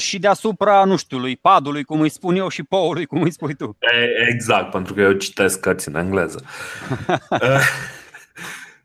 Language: Romanian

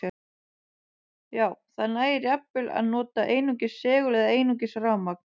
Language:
Icelandic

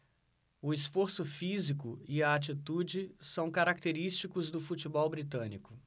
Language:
Portuguese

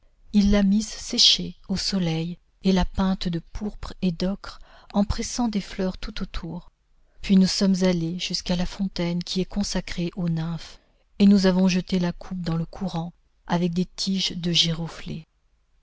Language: French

